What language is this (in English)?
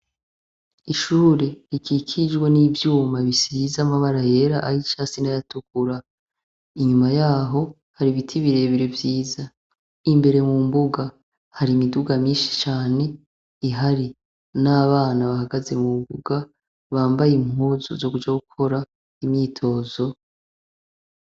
Rundi